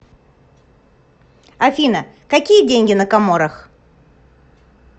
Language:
Russian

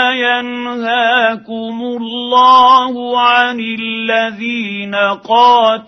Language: Arabic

